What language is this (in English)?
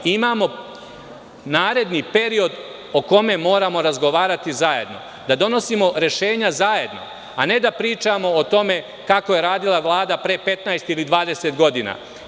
Serbian